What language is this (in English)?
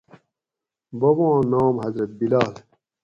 Gawri